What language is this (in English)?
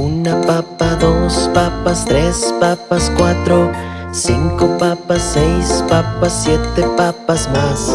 Spanish